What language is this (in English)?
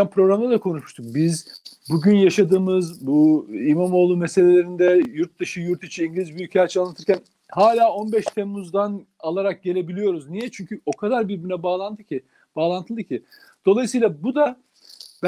Turkish